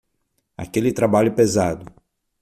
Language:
Portuguese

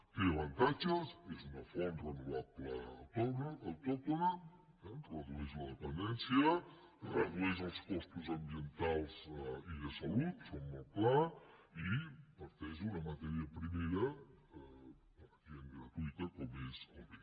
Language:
Catalan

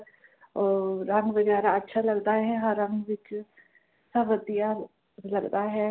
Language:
Punjabi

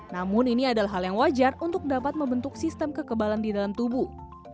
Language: Indonesian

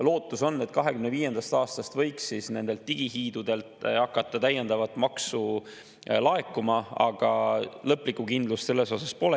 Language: Estonian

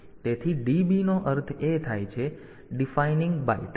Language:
Gujarati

